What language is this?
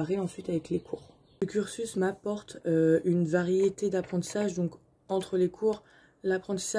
French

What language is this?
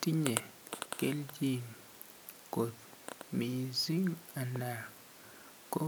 Kalenjin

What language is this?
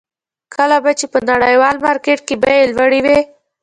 Pashto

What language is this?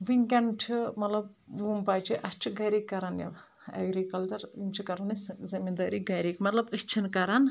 Kashmiri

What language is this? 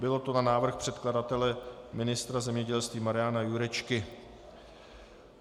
Czech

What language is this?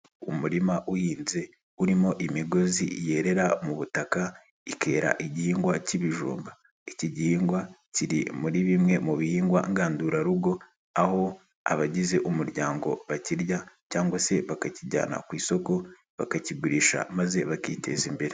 Kinyarwanda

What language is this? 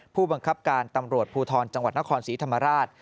Thai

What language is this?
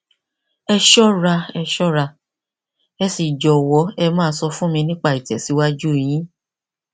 Yoruba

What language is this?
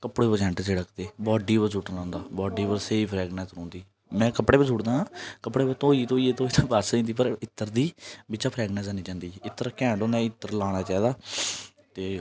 Dogri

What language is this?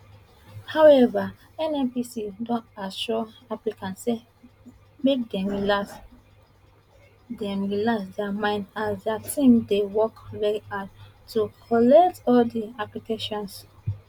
Nigerian Pidgin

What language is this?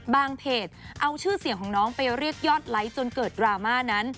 Thai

